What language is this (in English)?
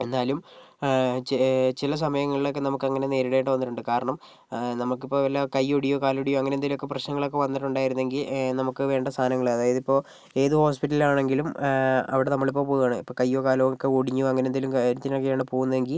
Malayalam